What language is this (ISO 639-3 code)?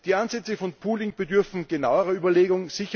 deu